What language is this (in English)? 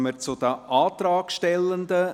Swiss German